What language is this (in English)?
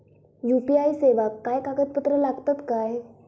Marathi